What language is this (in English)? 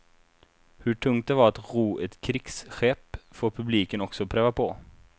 Swedish